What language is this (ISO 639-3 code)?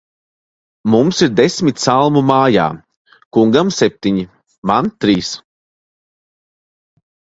lav